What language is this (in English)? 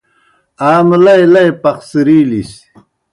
Kohistani Shina